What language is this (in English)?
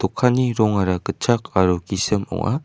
Garo